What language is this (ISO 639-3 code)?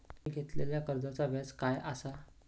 mar